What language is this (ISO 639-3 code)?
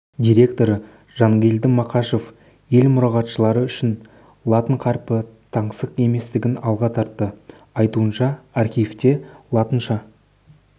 kaz